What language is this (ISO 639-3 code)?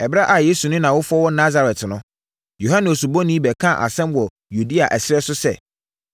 aka